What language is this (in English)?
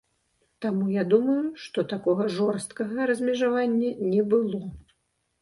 Belarusian